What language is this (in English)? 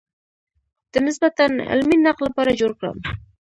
Pashto